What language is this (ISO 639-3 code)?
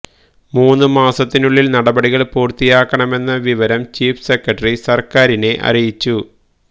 mal